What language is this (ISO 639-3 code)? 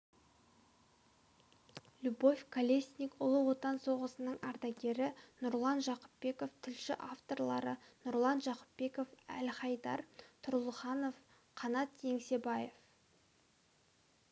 kaz